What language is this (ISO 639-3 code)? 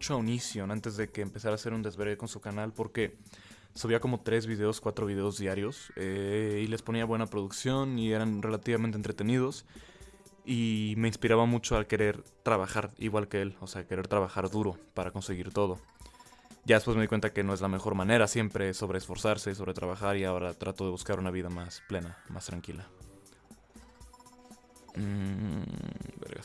spa